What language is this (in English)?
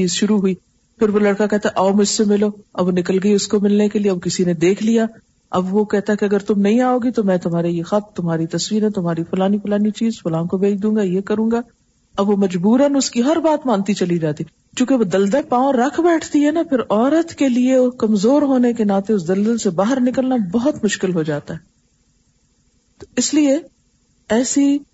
Urdu